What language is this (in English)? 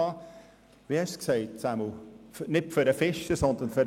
Swiss German